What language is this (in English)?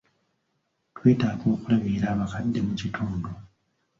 Ganda